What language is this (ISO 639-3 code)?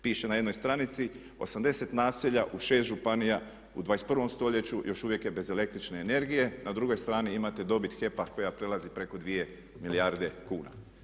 hrv